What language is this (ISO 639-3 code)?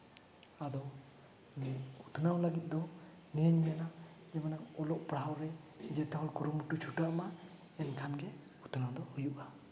sat